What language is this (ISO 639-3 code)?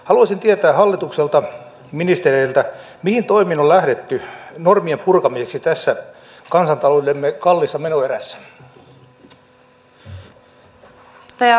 fin